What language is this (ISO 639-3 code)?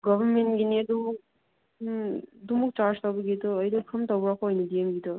mni